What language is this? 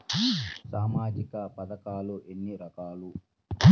Telugu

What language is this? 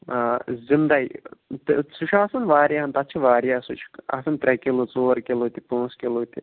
Kashmiri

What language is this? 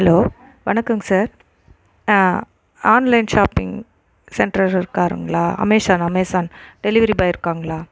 Tamil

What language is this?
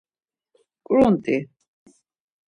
Laz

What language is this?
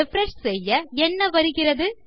Tamil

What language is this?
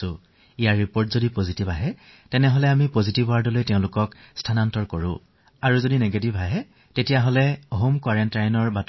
Assamese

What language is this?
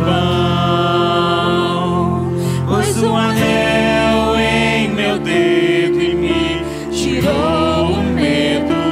Portuguese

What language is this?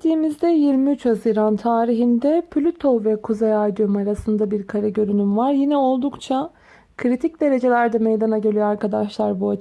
Turkish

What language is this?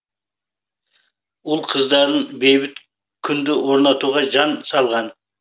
Kazakh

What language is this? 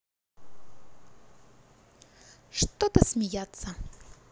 Russian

